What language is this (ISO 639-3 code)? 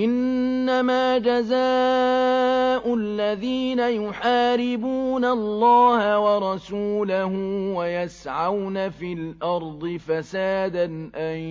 ara